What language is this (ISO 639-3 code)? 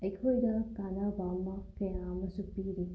mni